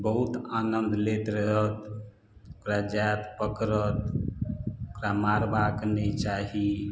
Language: Maithili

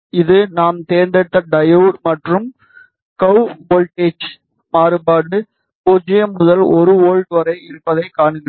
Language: Tamil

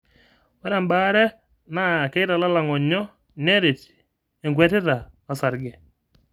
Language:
Masai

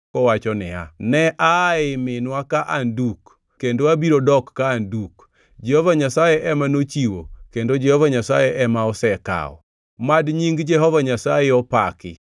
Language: Luo (Kenya and Tanzania)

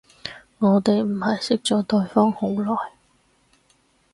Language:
Cantonese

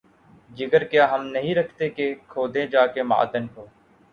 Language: Urdu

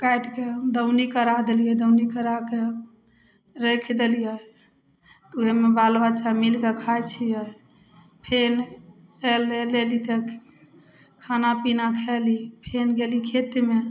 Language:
Maithili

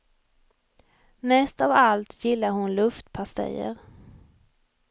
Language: Swedish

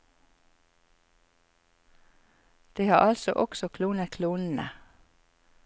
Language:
Norwegian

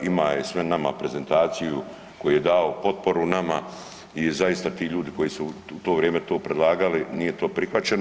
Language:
Croatian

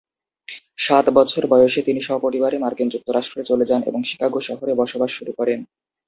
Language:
Bangla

